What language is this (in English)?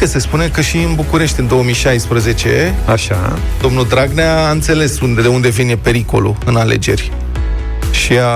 Romanian